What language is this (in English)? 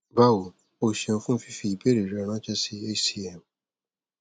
Yoruba